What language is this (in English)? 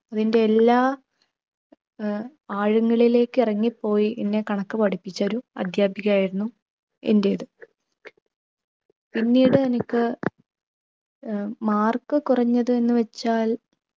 Malayalam